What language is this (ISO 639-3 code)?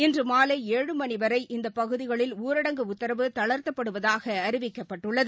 tam